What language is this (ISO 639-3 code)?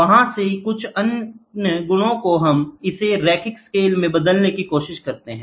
hin